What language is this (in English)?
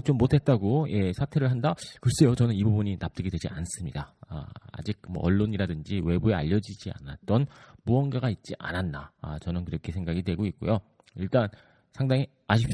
Korean